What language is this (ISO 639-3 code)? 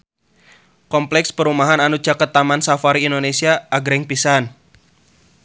sun